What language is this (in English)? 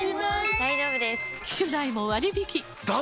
Japanese